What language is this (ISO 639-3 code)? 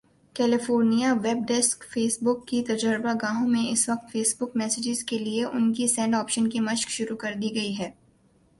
urd